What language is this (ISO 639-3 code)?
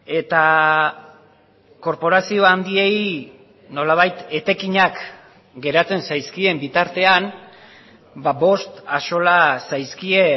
eus